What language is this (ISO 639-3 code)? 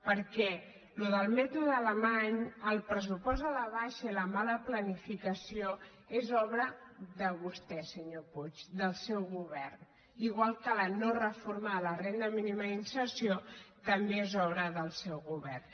cat